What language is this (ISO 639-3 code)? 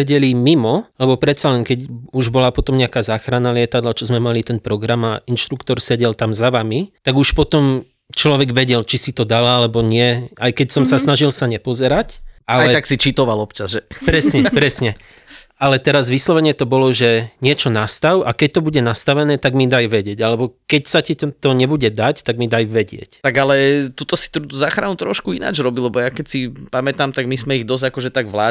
slk